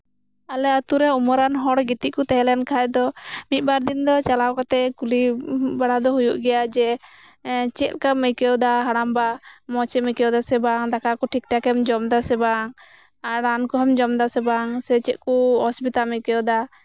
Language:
Santali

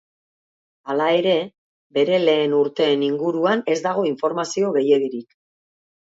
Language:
Basque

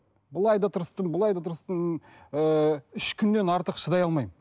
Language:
Kazakh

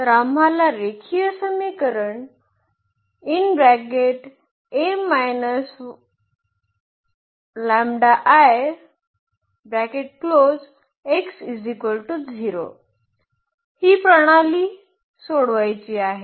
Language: Marathi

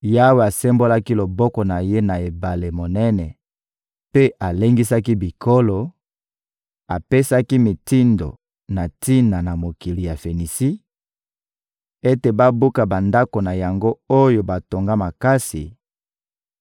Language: Lingala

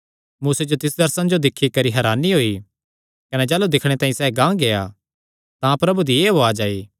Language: Kangri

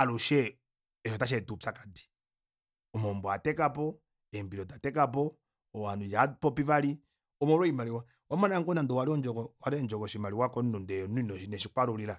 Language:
Kuanyama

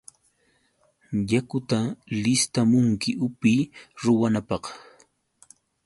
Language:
Yauyos Quechua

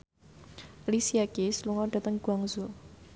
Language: Javanese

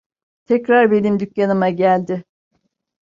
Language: Turkish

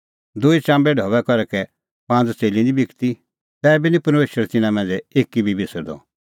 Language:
Kullu Pahari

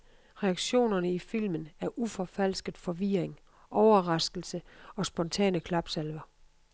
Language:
Danish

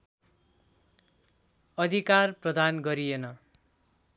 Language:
Nepali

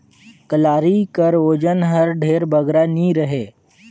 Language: Chhattisgarhi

